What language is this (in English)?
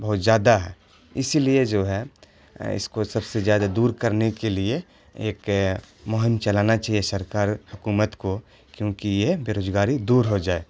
Urdu